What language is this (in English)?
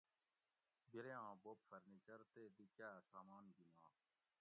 Gawri